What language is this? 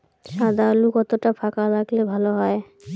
Bangla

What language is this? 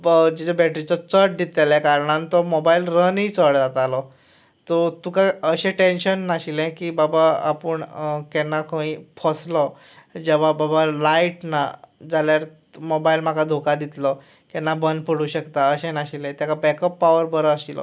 Konkani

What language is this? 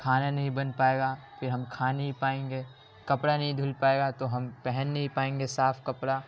Urdu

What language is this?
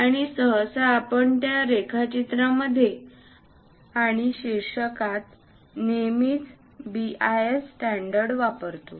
Marathi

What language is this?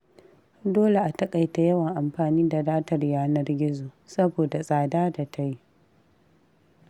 Hausa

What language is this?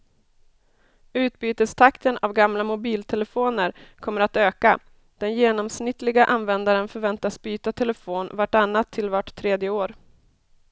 Swedish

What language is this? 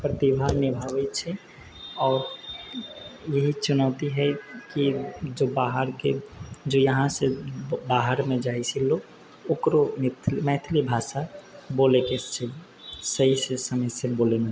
Maithili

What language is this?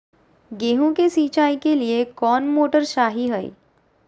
Magahi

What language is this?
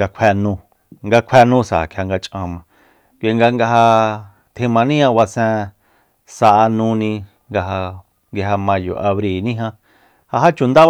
Soyaltepec Mazatec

